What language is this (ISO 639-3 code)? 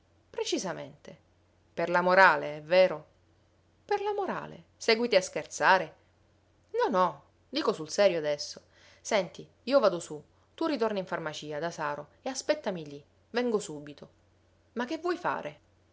ita